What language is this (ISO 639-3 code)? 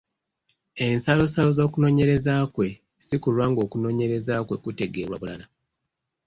lug